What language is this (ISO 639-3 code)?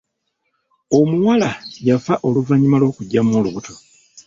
lug